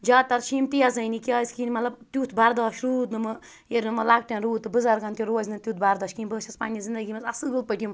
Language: Kashmiri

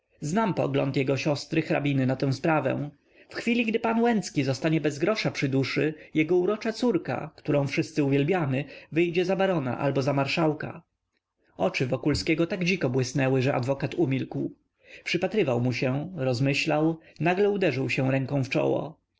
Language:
Polish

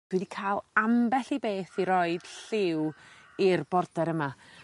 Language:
Welsh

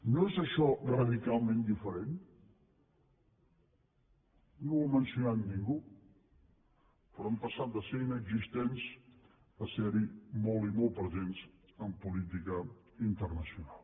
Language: Catalan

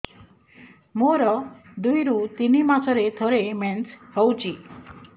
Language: Odia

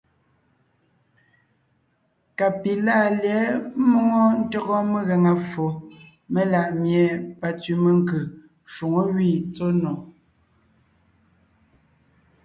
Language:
Ngiemboon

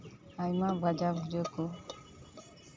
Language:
Santali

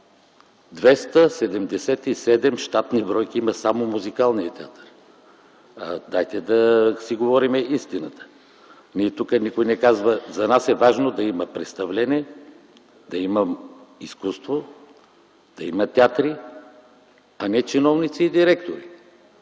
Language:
Bulgarian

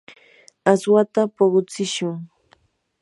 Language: Yanahuanca Pasco Quechua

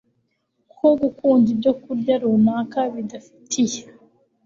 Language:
Kinyarwanda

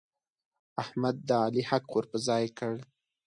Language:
Pashto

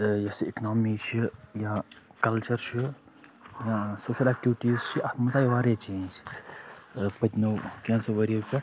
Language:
Kashmiri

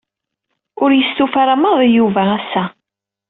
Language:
Kabyle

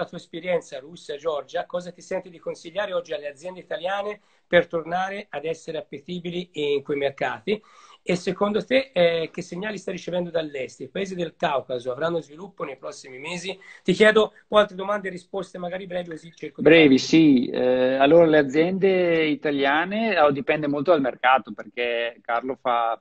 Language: Italian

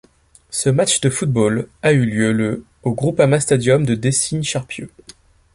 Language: French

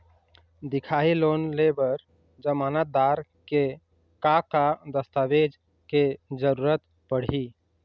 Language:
Chhattisgarhi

